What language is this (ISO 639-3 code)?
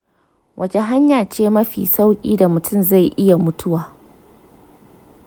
hau